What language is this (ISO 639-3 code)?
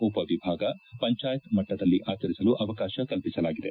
kan